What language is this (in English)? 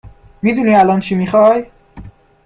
Persian